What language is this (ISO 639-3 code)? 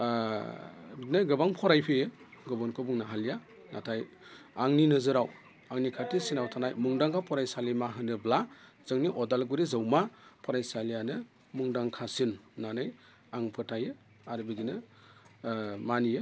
brx